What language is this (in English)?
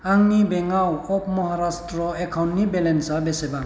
Bodo